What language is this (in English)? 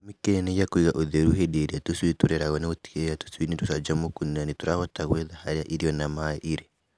Kikuyu